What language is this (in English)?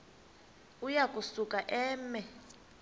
Xhosa